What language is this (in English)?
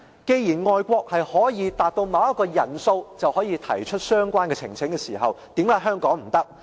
Cantonese